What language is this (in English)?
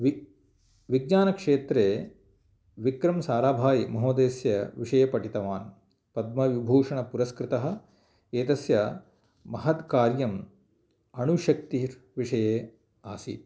Sanskrit